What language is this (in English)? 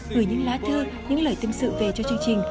Vietnamese